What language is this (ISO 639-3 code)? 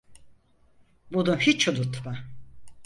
tur